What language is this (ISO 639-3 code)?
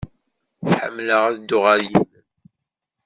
kab